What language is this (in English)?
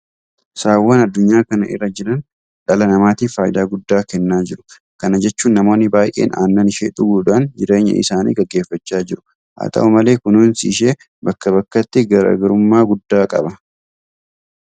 Oromo